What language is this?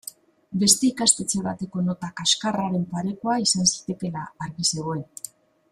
Basque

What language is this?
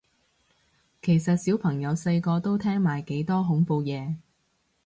Cantonese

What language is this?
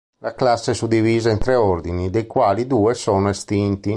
Italian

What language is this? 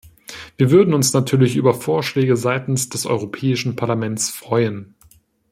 German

